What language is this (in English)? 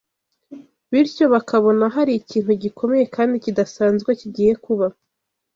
Kinyarwanda